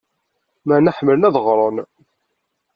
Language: Kabyle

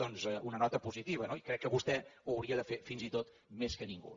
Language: Catalan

